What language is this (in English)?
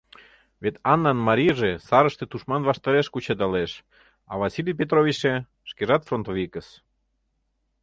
Mari